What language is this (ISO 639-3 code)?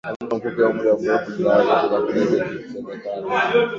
swa